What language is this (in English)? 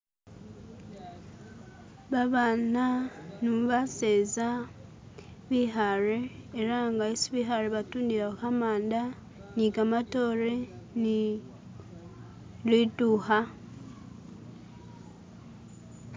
Masaaba